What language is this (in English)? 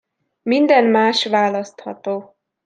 Hungarian